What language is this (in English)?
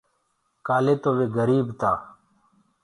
Gurgula